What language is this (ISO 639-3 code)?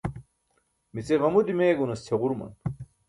bsk